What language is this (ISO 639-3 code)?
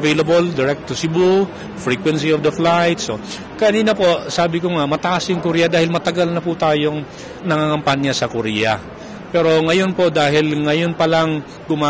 fil